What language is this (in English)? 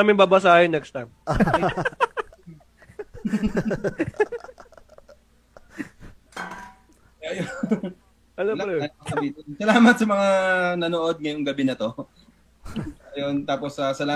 Filipino